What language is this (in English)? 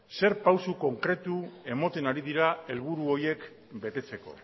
Basque